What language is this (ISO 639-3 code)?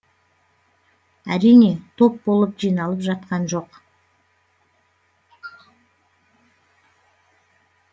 kaz